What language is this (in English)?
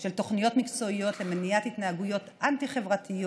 Hebrew